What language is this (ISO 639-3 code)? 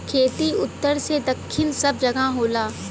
bho